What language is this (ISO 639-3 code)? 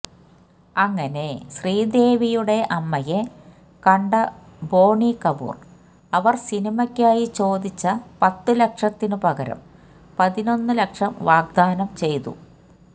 mal